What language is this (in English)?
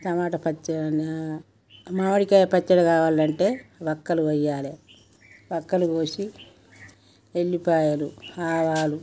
Telugu